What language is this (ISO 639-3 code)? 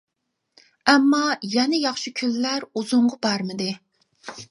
uig